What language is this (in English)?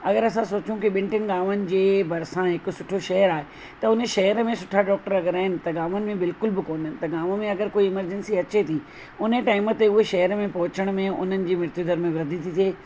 Sindhi